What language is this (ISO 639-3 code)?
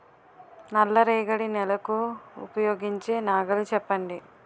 tel